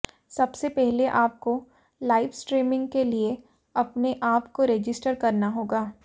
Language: Hindi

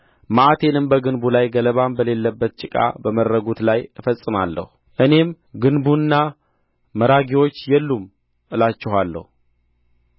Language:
Amharic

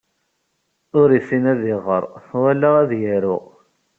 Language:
Kabyle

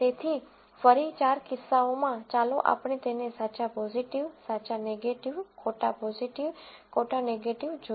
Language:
Gujarati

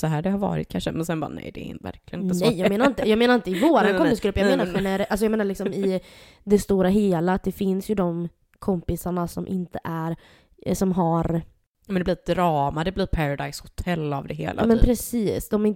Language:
Swedish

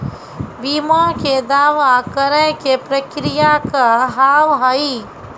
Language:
Maithili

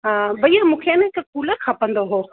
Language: Sindhi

